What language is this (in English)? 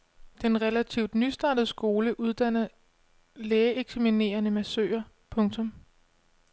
Danish